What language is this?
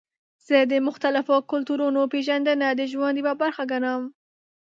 Pashto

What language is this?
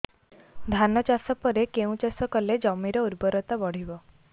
Odia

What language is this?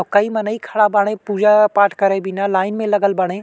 Bhojpuri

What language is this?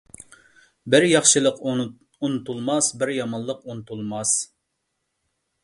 Uyghur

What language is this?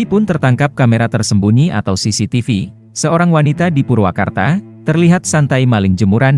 Indonesian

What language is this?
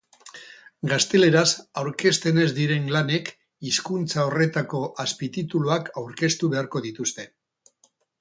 Basque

